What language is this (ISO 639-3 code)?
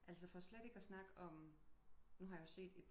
dan